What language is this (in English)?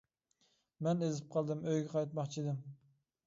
Uyghur